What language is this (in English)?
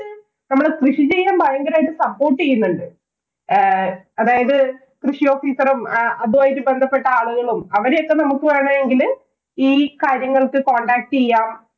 Malayalam